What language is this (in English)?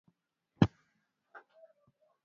Swahili